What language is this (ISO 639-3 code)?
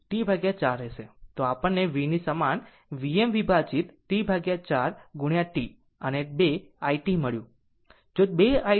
guj